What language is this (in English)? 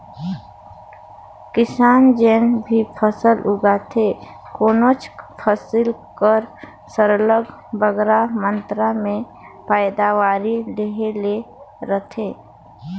Chhattisgarhi